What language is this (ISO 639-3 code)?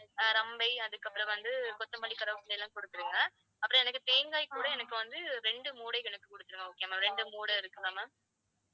tam